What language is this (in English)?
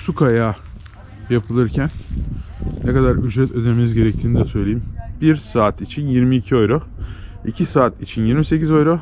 Turkish